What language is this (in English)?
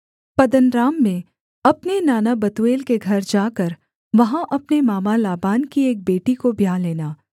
Hindi